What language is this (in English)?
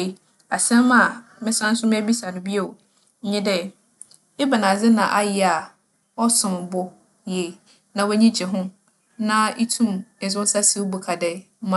Akan